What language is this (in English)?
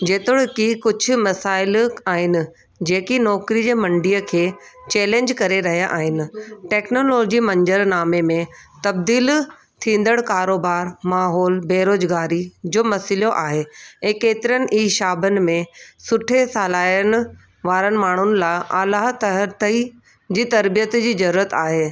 Sindhi